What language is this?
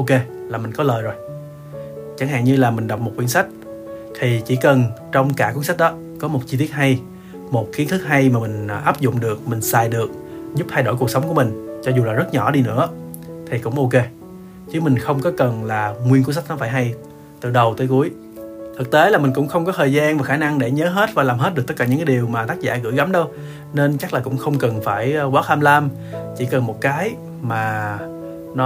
Vietnamese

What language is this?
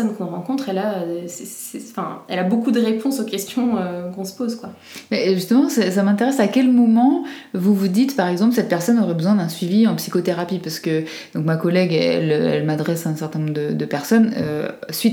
French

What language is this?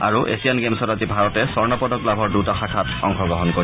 Assamese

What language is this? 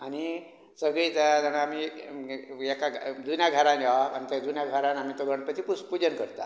Konkani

